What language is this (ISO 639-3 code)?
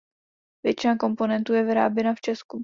ces